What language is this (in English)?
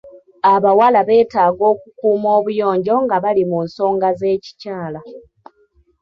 Ganda